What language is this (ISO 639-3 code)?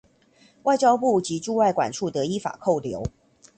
zho